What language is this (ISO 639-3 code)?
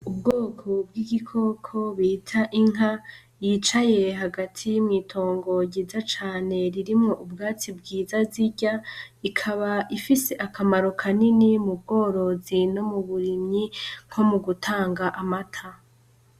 run